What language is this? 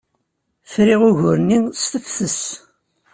Kabyle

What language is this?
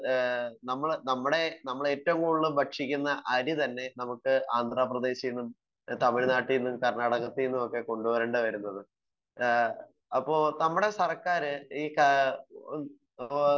Malayalam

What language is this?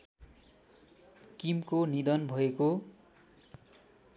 Nepali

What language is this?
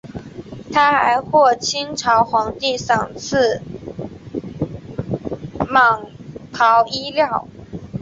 Chinese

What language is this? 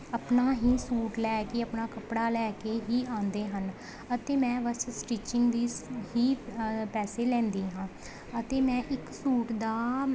Punjabi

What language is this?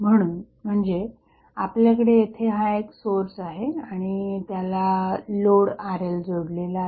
Marathi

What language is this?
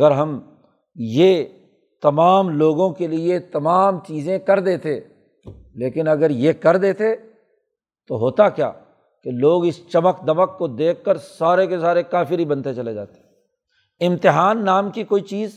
Urdu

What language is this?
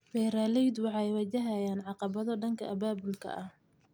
Somali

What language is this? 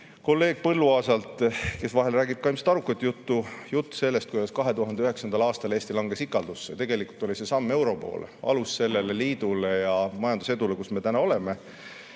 Estonian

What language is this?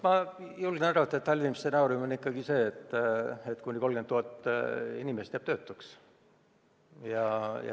Estonian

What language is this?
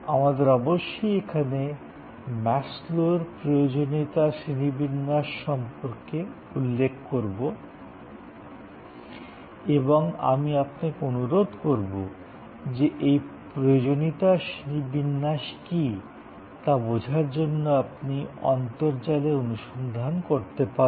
Bangla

